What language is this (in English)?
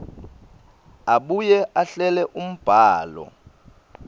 Swati